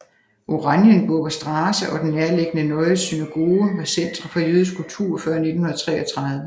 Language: Danish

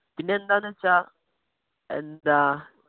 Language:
Malayalam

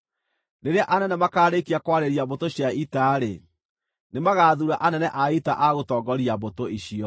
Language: Kikuyu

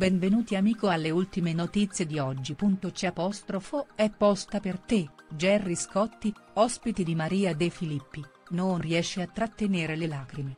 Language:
Italian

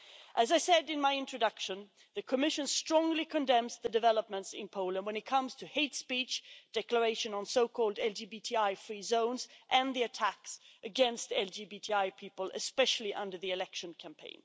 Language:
English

